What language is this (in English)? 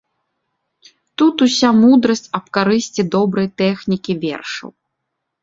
Belarusian